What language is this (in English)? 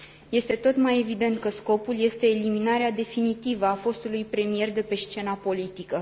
Romanian